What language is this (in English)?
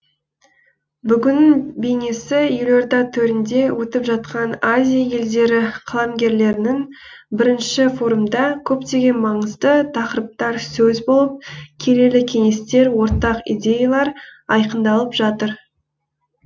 Kazakh